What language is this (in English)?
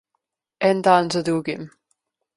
Slovenian